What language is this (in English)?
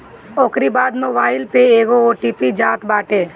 Bhojpuri